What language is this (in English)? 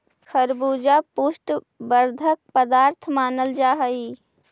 Magahi